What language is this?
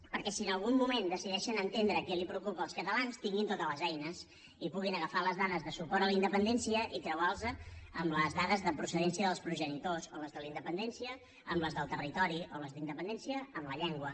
Catalan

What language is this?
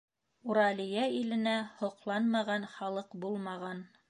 Bashkir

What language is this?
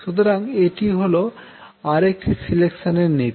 Bangla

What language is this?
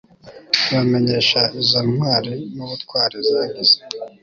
Kinyarwanda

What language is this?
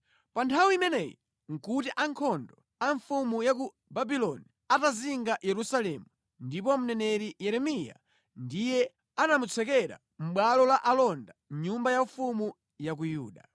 Nyanja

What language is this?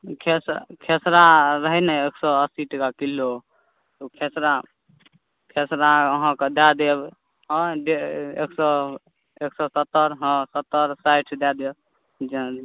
Maithili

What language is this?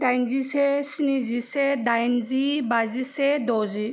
Bodo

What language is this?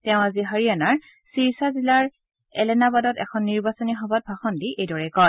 Assamese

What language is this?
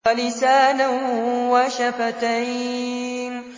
Arabic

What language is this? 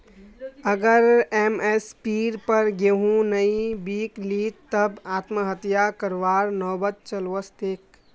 Magahi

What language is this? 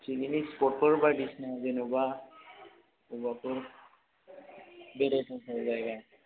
Bodo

